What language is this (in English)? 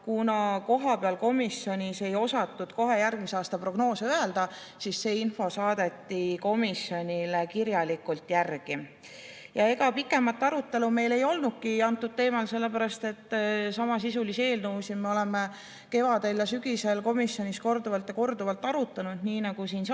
Estonian